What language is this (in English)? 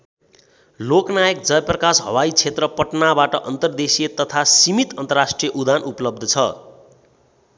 Nepali